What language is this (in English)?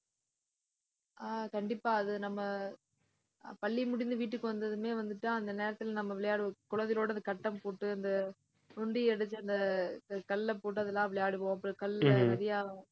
Tamil